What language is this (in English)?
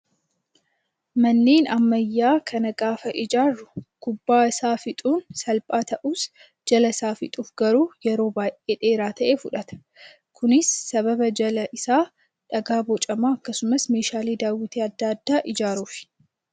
Oromo